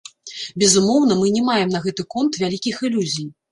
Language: Belarusian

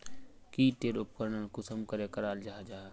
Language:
Magahi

